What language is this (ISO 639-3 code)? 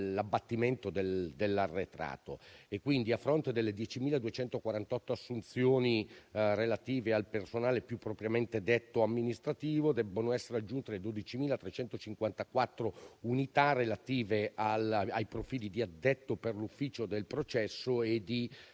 ita